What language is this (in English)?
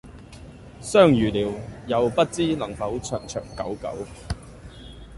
Cantonese